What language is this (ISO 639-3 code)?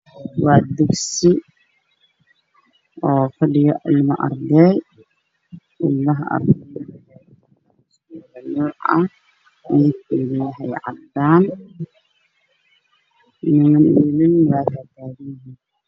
som